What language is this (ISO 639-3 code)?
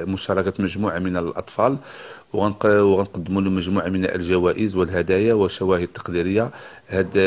ara